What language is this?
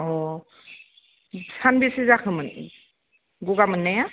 Bodo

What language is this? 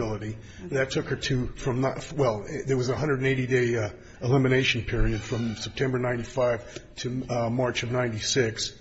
English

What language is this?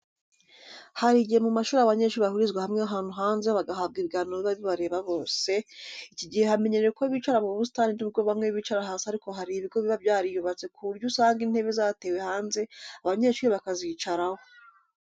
Kinyarwanda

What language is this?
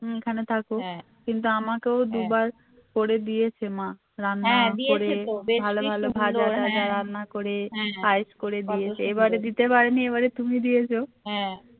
Bangla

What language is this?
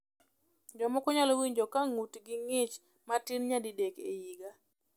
Luo (Kenya and Tanzania)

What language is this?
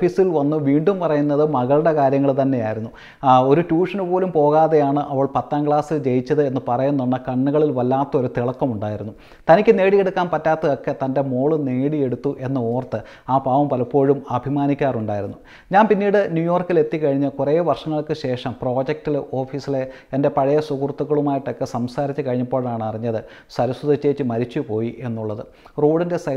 Malayalam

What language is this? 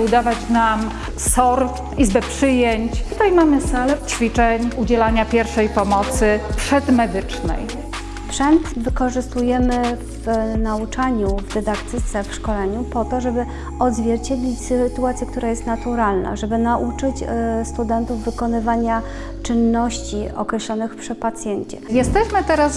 Polish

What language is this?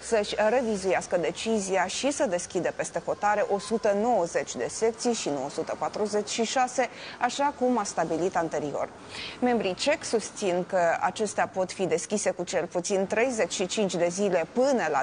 Romanian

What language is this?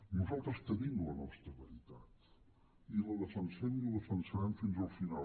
Catalan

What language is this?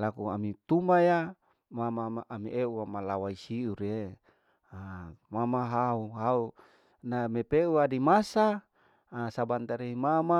Larike-Wakasihu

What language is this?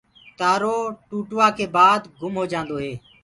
Gurgula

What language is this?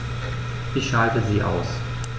German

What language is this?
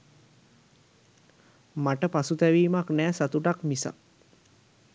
Sinhala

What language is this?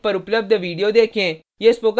Hindi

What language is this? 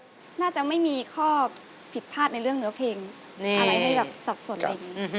Thai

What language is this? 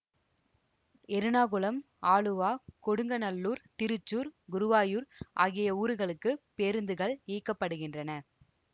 Tamil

